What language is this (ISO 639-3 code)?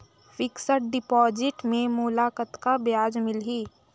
hne